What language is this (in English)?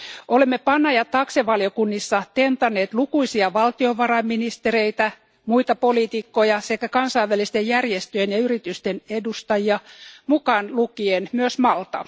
Finnish